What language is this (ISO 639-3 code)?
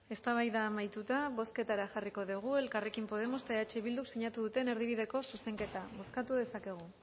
eus